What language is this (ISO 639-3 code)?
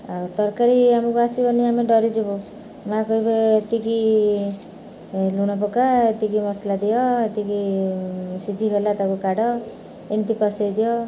ori